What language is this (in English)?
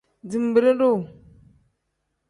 Tem